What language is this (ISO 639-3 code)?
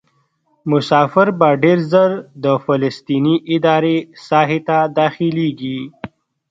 pus